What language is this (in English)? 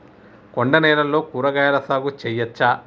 Telugu